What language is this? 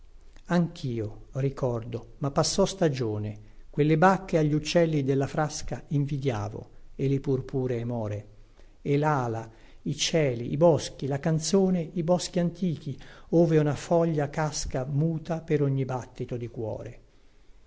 Italian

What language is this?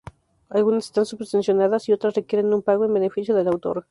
Spanish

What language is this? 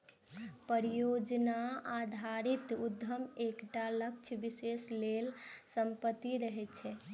Maithili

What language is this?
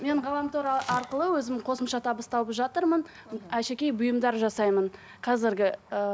Kazakh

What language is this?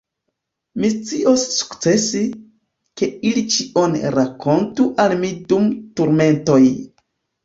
Esperanto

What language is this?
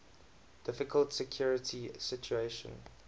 English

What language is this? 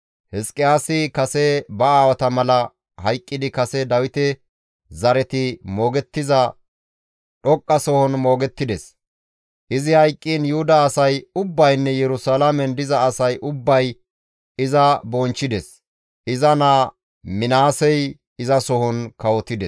Gamo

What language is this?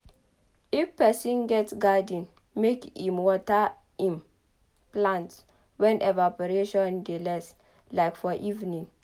Nigerian Pidgin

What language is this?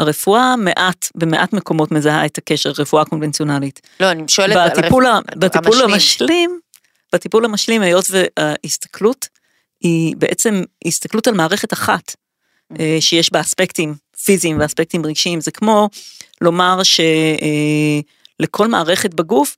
Hebrew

